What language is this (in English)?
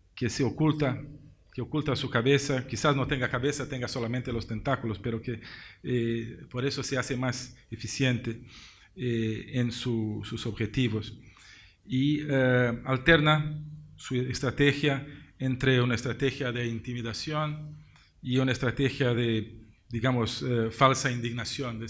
Spanish